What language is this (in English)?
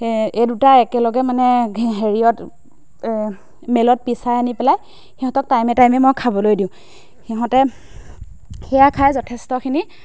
Assamese